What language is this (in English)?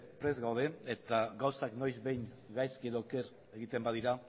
Basque